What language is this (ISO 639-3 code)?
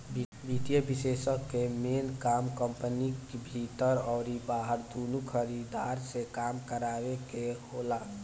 bho